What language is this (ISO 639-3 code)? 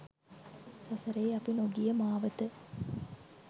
sin